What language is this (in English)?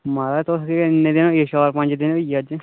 Dogri